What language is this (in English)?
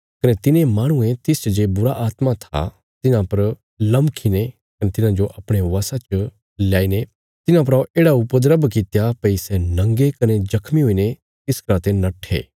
Bilaspuri